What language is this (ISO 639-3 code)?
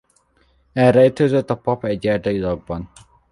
hun